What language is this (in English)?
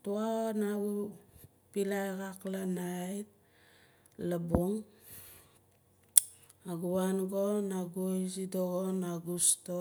Nalik